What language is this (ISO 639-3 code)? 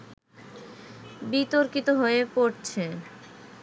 ben